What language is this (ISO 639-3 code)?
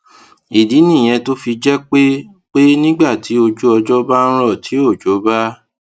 yor